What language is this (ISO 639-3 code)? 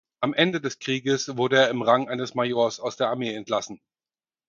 deu